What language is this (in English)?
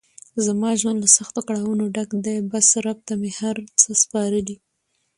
Pashto